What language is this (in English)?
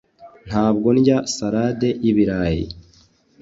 Kinyarwanda